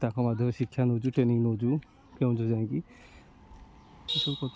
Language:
Odia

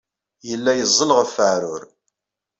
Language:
Kabyle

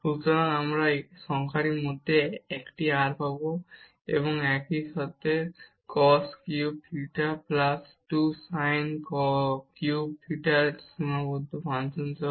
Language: Bangla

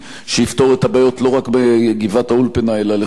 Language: Hebrew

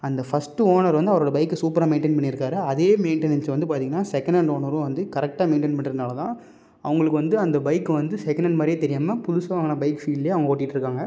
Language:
Tamil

